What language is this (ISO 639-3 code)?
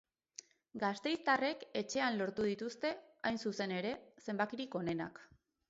eus